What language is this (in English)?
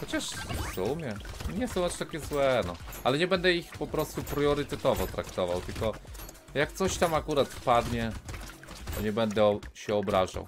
Polish